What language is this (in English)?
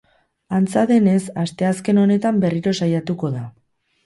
Basque